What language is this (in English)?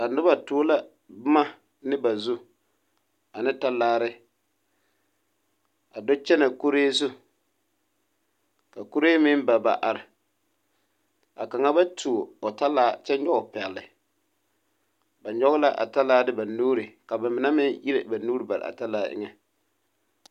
Southern Dagaare